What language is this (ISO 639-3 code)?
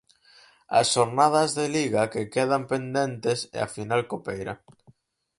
glg